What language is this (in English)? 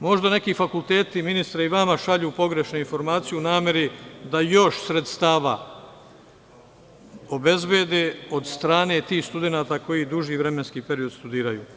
Serbian